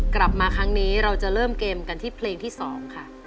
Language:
Thai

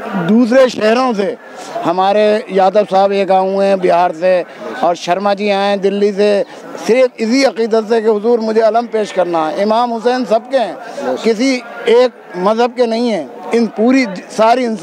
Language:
Hindi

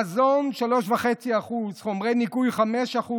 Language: Hebrew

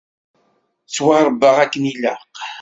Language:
Kabyle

